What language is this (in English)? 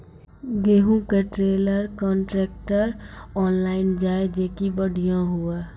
Maithili